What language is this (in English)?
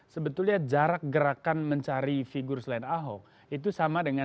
Indonesian